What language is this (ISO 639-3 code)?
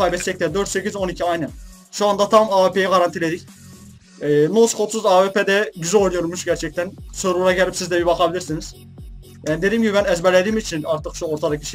tur